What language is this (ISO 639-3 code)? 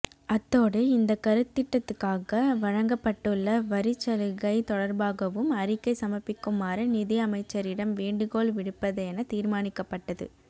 tam